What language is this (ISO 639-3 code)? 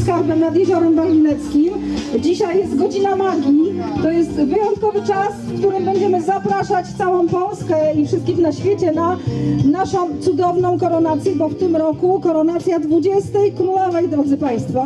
pol